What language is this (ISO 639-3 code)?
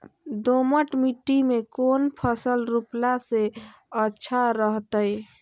mag